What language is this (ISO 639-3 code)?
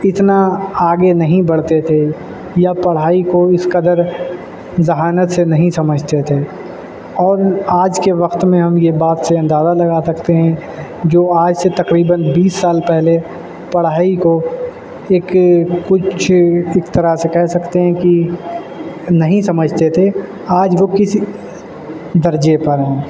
urd